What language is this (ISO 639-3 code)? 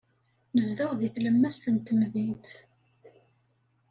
kab